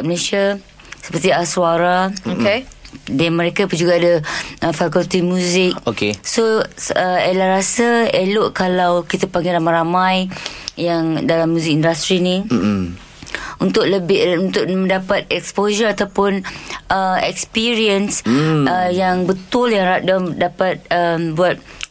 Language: Malay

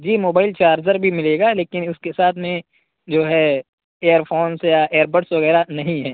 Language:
Urdu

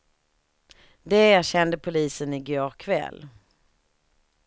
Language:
Swedish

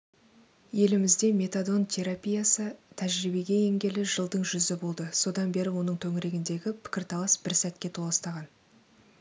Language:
Kazakh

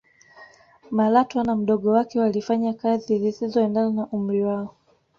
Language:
Swahili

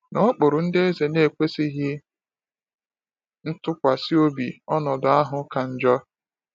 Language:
Igbo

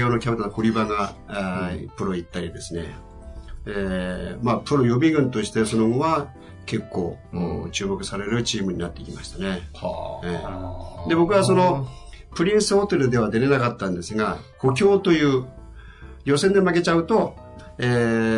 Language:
Japanese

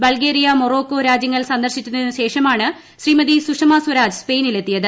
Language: Malayalam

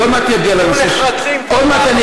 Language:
Hebrew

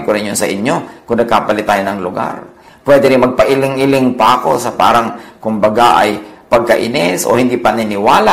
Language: Filipino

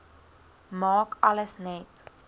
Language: Afrikaans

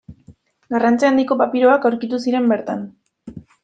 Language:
Basque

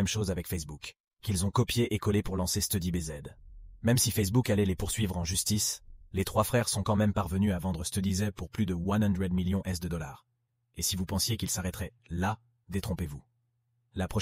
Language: French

